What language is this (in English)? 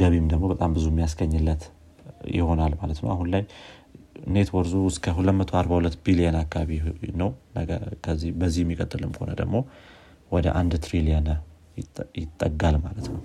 Amharic